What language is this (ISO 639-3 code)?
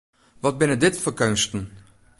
fry